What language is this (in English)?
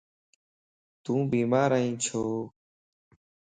Lasi